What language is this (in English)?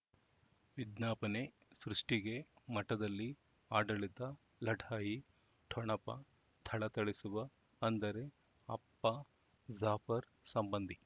Kannada